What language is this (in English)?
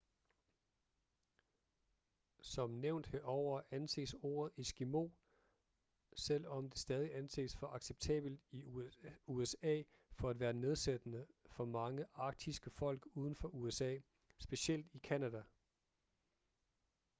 Danish